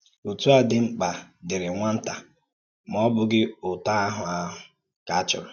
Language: Igbo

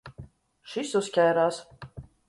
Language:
Latvian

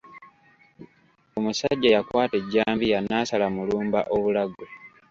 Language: Ganda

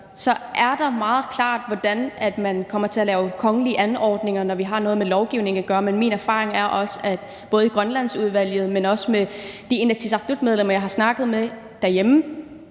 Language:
Danish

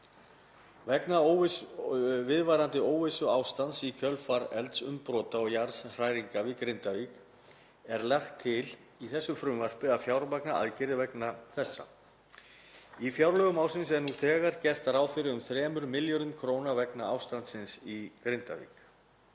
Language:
Icelandic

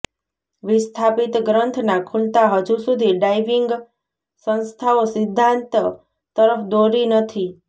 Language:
Gujarati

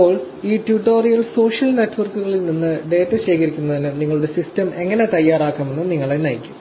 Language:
Malayalam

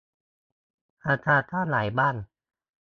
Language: Thai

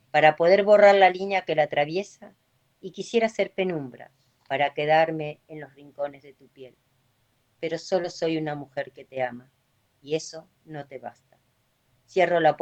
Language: Spanish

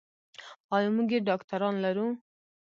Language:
Pashto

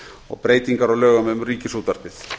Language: Icelandic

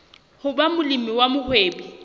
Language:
Southern Sotho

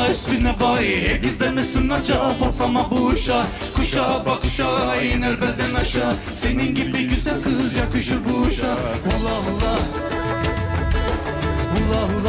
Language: Turkish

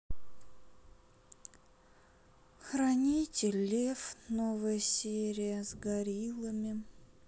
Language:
Russian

